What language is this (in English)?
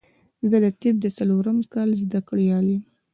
Pashto